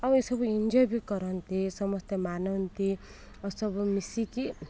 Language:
Odia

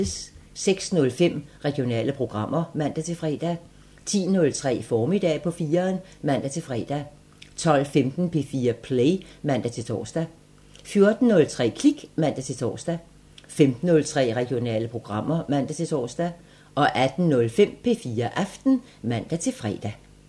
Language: Danish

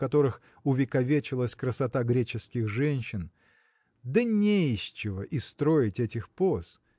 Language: Russian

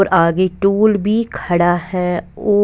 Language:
Hindi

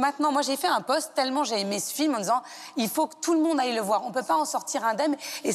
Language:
French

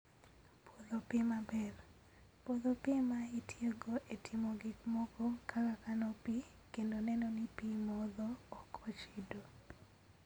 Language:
Luo (Kenya and Tanzania)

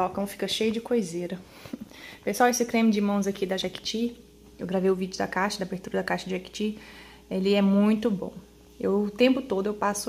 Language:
Portuguese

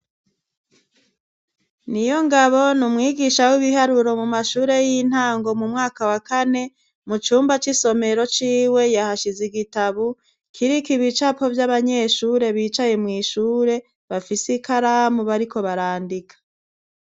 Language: Rundi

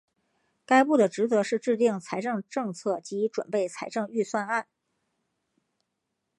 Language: Chinese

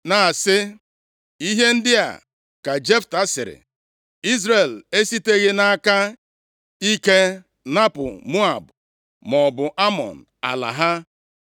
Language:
Igbo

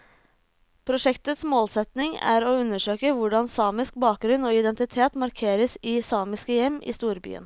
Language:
Norwegian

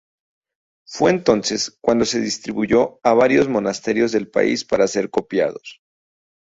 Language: Spanish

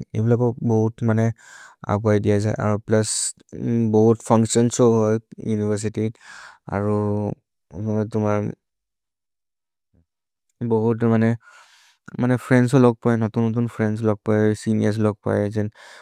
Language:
Maria (India)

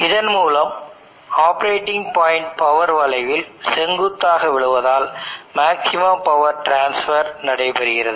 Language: Tamil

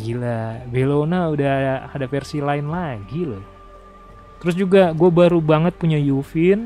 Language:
Indonesian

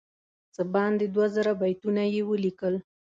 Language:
Pashto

